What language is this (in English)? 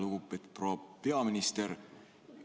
Estonian